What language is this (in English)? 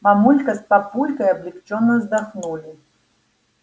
Russian